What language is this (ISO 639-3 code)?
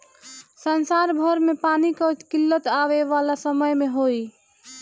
bho